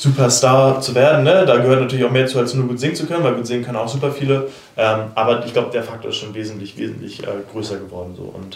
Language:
German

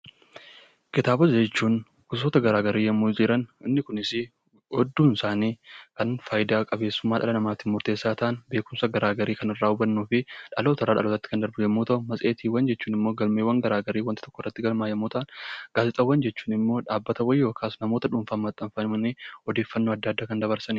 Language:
Oromo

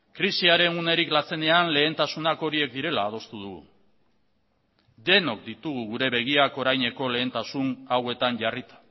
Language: Basque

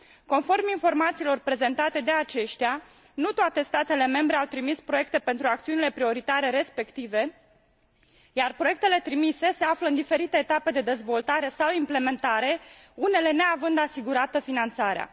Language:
Romanian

